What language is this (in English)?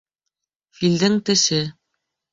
Bashkir